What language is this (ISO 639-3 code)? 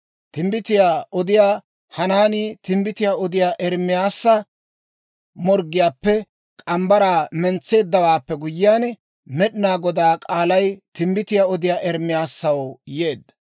dwr